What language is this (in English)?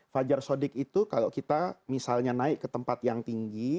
Indonesian